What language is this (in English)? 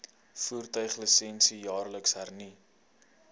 Afrikaans